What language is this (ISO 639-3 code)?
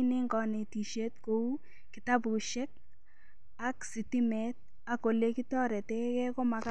kln